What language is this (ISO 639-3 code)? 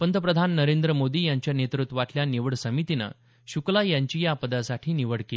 mar